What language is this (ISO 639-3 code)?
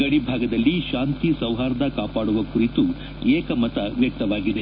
kan